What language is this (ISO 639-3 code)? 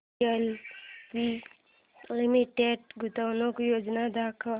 mar